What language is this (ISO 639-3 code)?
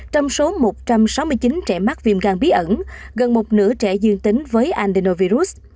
vie